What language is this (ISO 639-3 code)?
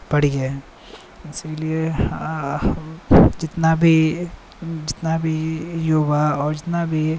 mai